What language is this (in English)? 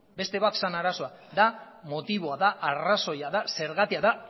Basque